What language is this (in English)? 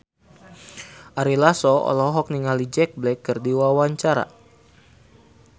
Sundanese